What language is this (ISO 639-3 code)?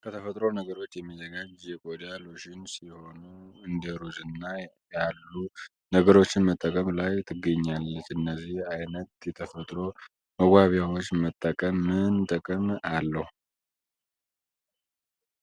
amh